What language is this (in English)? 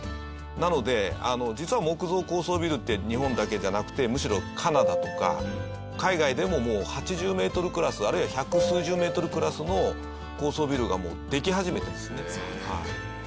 Japanese